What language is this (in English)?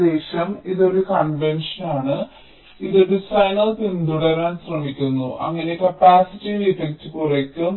Malayalam